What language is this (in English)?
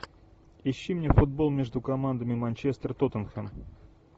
Russian